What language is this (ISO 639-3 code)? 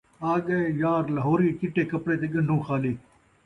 skr